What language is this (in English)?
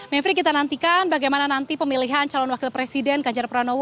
Indonesian